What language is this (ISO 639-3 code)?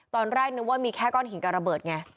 tha